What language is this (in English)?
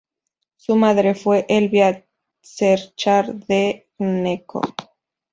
Spanish